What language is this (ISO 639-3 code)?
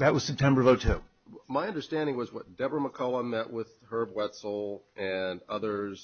eng